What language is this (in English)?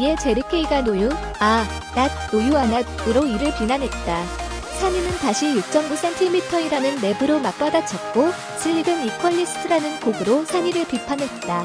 Korean